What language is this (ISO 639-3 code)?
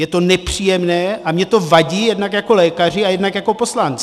ces